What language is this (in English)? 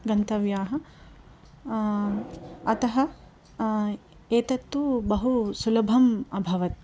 Sanskrit